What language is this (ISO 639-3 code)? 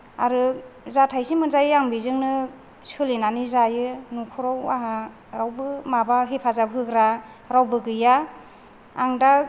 brx